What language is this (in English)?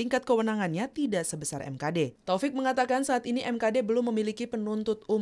Indonesian